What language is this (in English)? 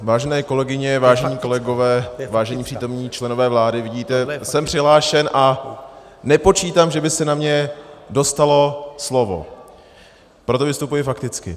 Czech